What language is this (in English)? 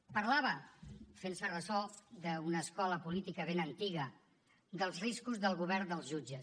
Catalan